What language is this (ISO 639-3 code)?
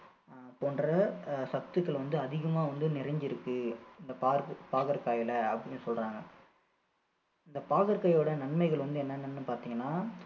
tam